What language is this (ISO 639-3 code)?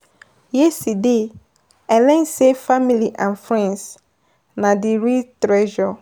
pcm